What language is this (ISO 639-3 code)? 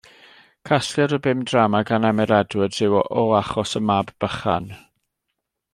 cym